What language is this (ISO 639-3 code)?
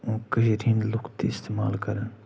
kas